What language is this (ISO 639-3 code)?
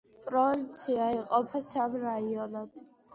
kat